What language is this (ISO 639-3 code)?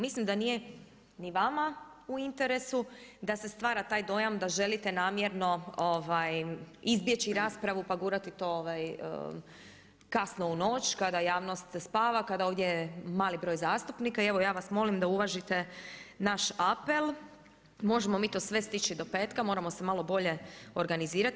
hrv